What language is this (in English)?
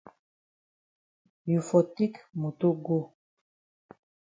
Cameroon Pidgin